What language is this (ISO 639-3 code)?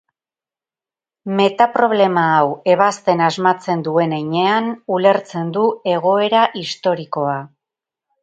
eus